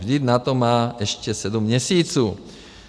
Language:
Czech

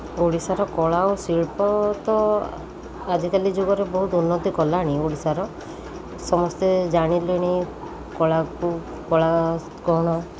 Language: Odia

